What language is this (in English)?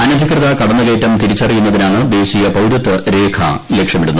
Malayalam